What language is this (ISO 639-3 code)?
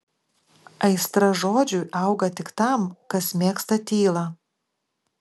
lit